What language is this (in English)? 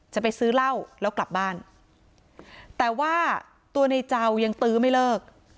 Thai